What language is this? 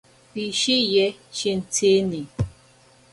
Ashéninka Perené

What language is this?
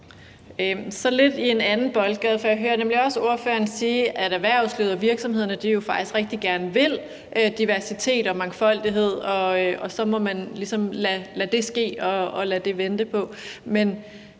Danish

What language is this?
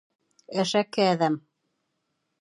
Bashkir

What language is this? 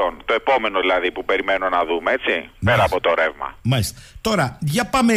Greek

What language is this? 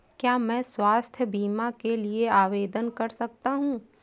Hindi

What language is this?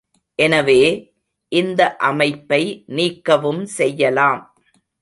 Tamil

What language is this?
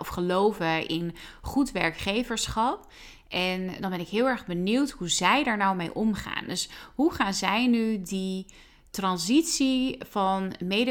Dutch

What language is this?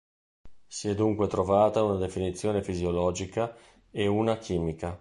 Italian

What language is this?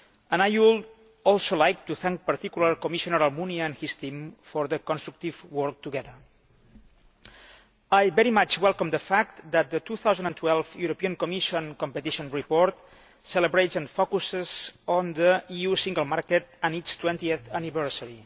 English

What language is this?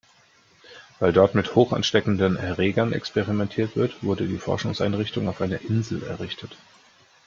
German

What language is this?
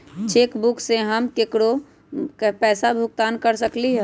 Magahi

